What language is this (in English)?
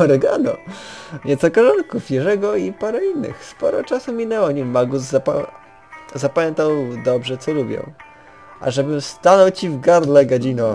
Polish